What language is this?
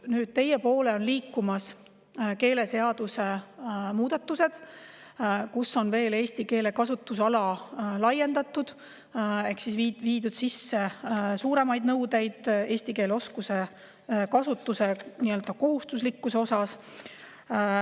Estonian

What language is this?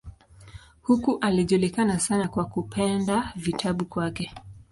Swahili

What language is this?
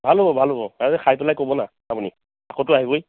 Assamese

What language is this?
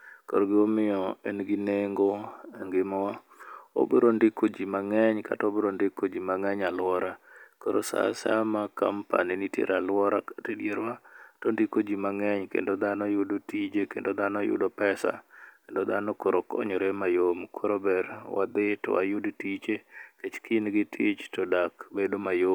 Luo (Kenya and Tanzania)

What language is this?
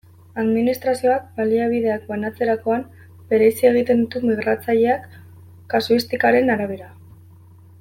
Basque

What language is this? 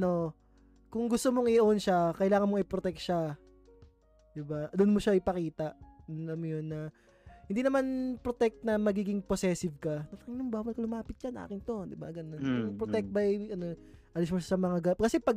Filipino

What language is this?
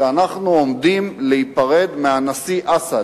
Hebrew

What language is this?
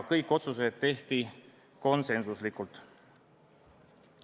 Estonian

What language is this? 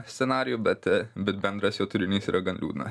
Lithuanian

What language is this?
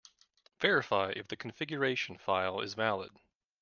English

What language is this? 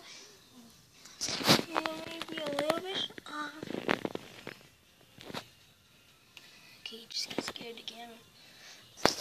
English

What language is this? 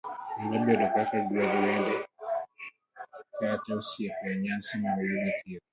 Luo (Kenya and Tanzania)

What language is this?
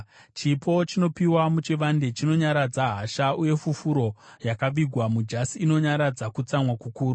Shona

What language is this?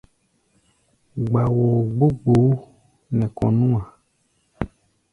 Gbaya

